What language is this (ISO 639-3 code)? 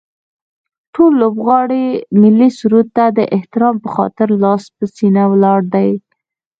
pus